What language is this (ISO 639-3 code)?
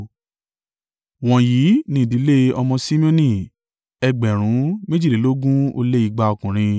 yor